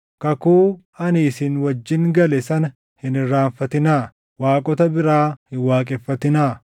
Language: Oromo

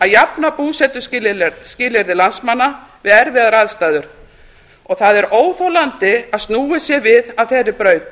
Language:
Icelandic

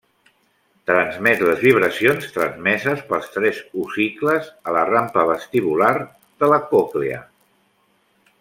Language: Catalan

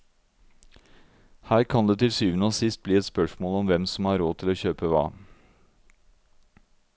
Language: Norwegian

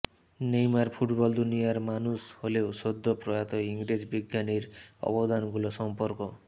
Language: Bangla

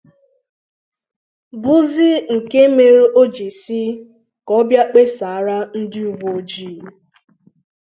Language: Igbo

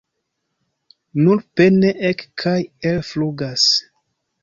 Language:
Esperanto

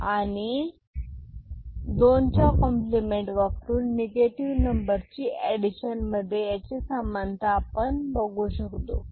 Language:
Marathi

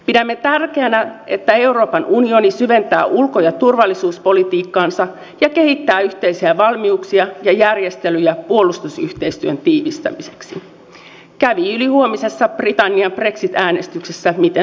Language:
Finnish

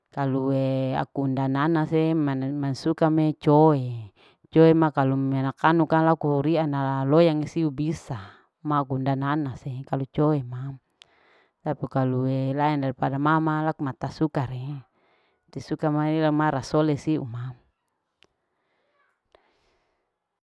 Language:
Larike-Wakasihu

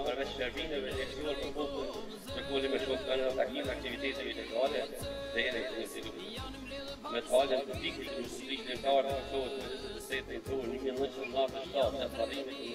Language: Romanian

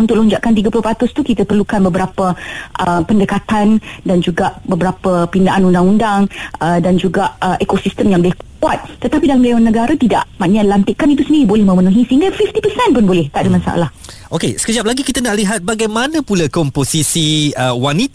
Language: Malay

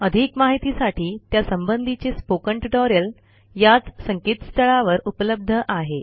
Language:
Marathi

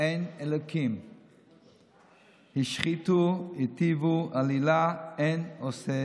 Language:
Hebrew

